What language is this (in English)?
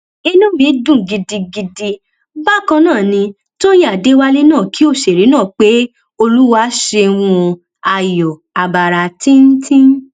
Yoruba